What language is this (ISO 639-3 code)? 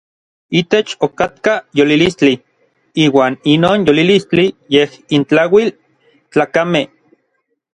nlv